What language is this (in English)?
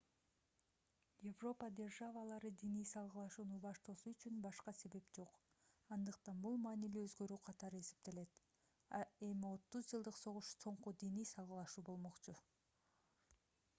Kyrgyz